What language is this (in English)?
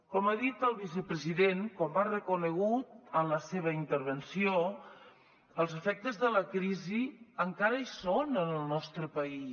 Catalan